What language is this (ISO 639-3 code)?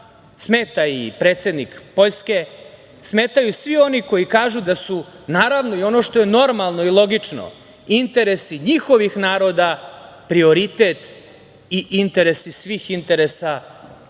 srp